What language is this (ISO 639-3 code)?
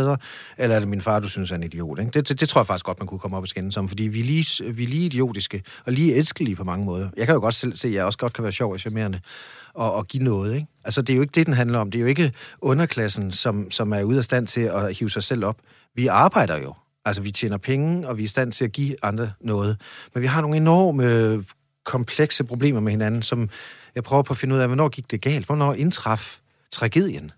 dan